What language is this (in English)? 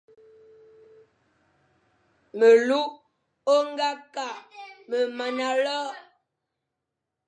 Fang